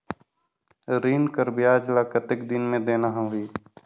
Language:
Chhattisgarhi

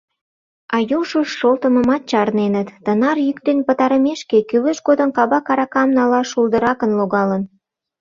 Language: Mari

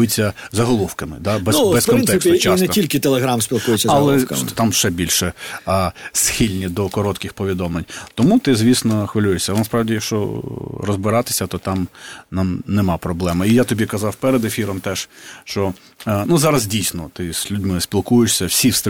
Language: Ukrainian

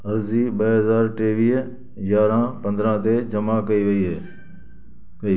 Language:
Sindhi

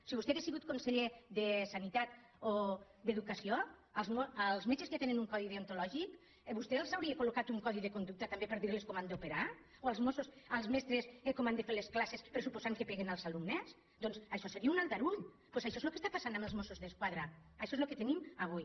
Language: Catalan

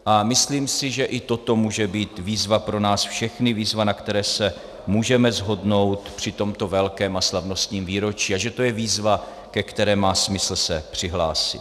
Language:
Czech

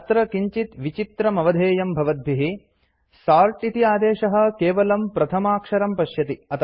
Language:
Sanskrit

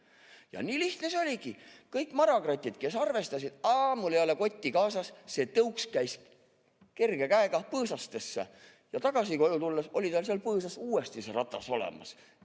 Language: Estonian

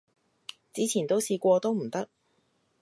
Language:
Cantonese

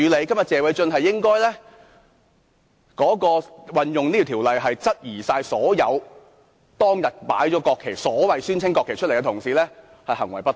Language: Cantonese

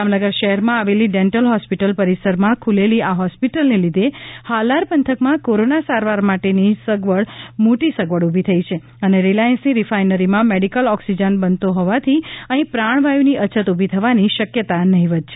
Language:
Gujarati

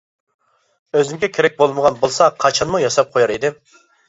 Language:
Uyghur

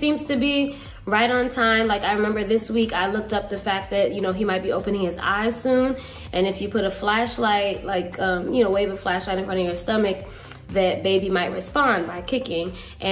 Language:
English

